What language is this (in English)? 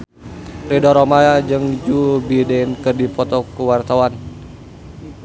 Sundanese